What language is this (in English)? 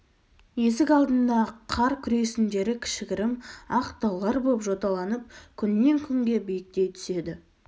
Kazakh